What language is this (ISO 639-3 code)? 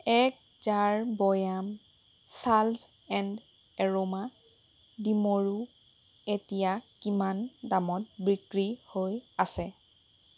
asm